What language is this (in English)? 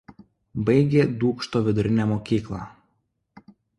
Lithuanian